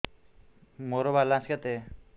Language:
Odia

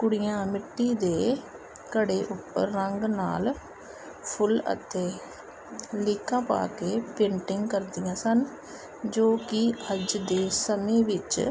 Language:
Punjabi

